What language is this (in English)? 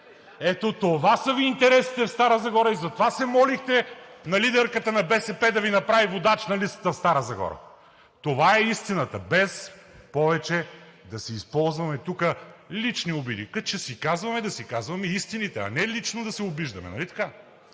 Bulgarian